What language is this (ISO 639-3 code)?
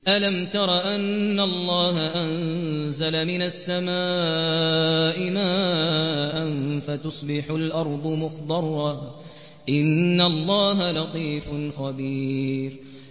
ara